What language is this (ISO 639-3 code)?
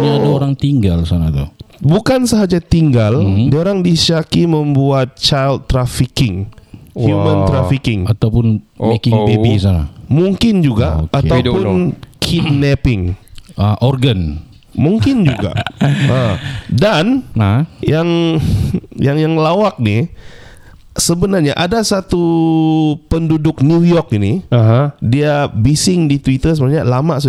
msa